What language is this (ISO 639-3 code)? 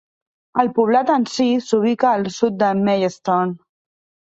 cat